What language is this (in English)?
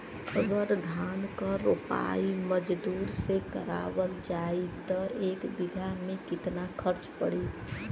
Bhojpuri